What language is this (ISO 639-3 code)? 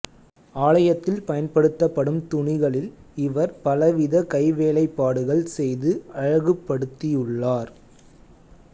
tam